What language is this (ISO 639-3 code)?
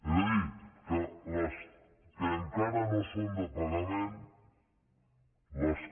cat